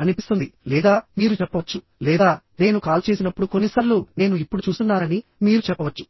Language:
Telugu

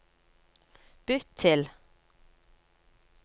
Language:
Norwegian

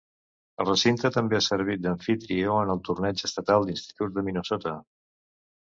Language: Catalan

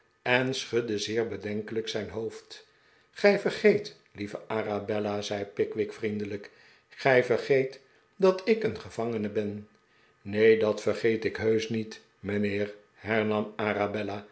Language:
Dutch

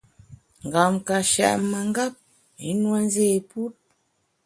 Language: Bamun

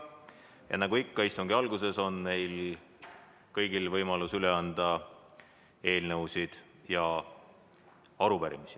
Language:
Estonian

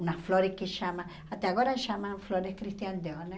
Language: Portuguese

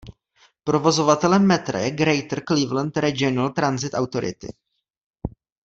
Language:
Czech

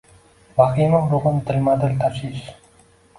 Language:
Uzbek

